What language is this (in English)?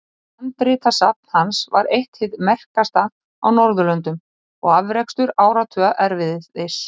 Icelandic